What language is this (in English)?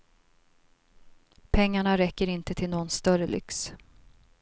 Swedish